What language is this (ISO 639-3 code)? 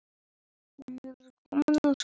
isl